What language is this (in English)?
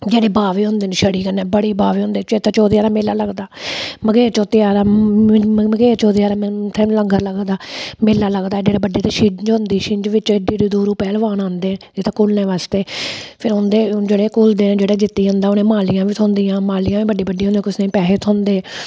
Dogri